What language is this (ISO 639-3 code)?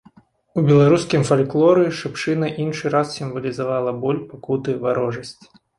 bel